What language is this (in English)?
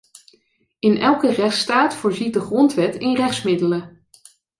Dutch